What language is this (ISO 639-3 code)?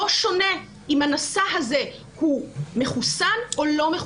heb